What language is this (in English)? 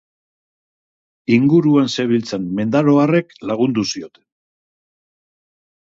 Basque